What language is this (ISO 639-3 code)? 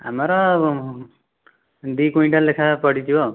ori